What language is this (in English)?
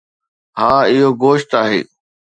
Sindhi